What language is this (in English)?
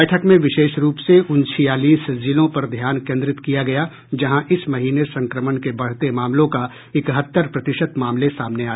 Hindi